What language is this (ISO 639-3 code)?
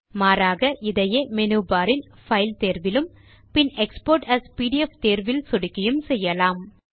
tam